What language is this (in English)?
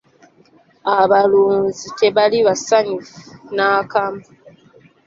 Ganda